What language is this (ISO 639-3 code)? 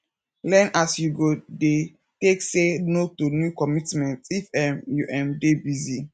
pcm